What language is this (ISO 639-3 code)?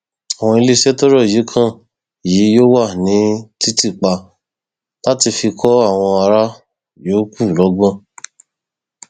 yor